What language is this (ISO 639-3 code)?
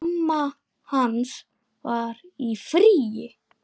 isl